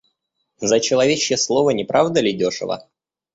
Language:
Russian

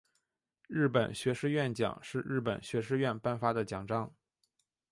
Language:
Chinese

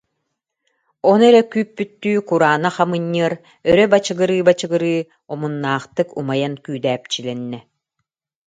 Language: Yakut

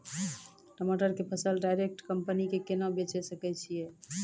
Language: Maithili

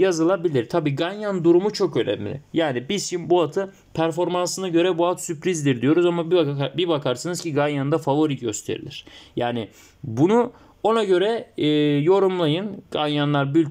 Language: Turkish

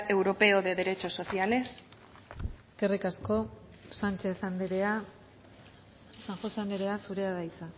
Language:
Basque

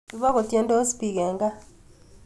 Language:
Kalenjin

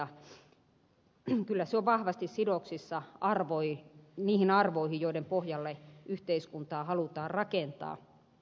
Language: Finnish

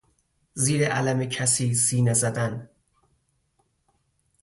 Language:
Persian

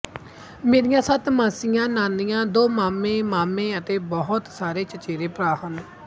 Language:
Punjabi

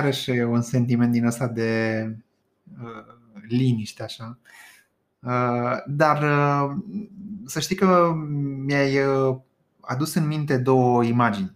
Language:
Romanian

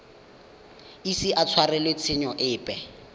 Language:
Tswana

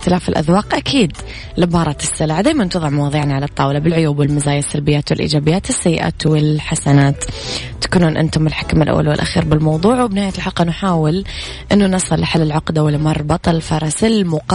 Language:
Arabic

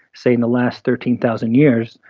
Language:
English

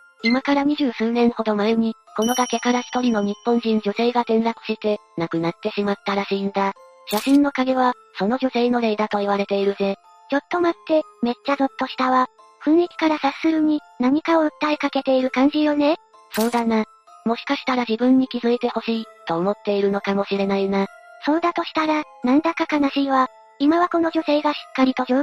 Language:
Japanese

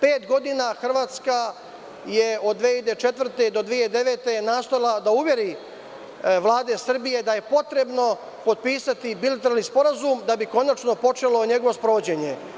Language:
Serbian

